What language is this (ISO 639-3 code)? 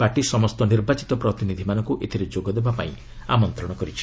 ori